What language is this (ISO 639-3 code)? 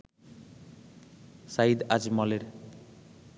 ben